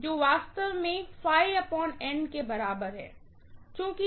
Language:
Hindi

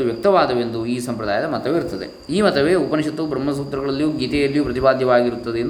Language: Kannada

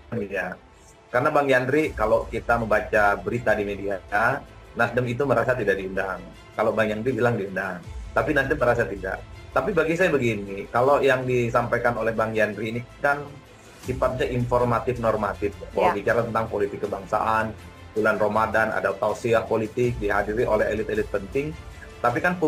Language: Indonesian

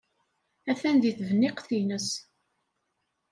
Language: Kabyle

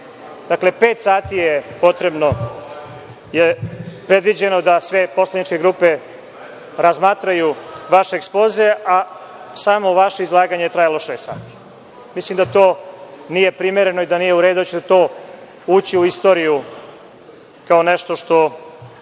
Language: Serbian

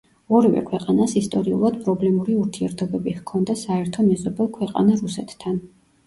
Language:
Georgian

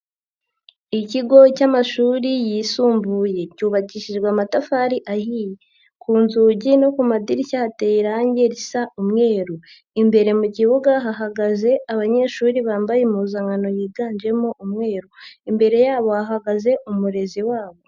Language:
Kinyarwanda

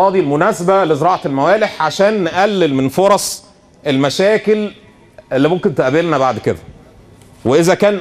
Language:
Arabic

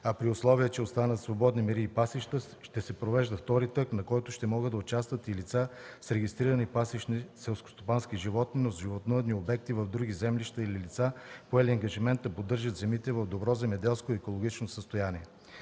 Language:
Bulgarian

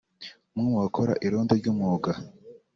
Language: Kinyarwanda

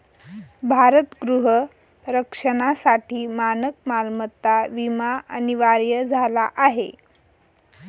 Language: Marathi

